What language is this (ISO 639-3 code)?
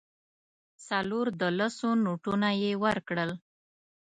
pus